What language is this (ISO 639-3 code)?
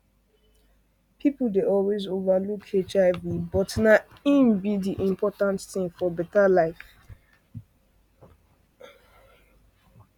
pcm